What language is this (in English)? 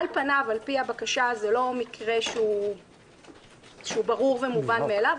Hebrew